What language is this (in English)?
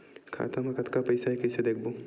Chhattisgarhi